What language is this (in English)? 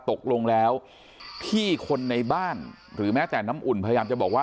Thai